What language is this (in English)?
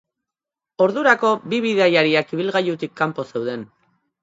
Basque